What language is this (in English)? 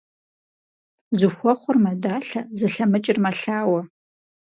Kabardian